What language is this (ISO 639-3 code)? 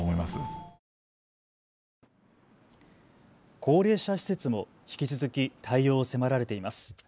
jpn